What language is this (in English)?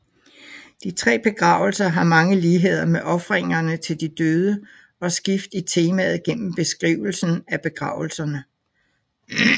Danish